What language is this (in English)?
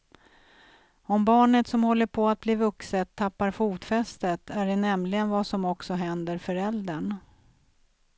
Swedish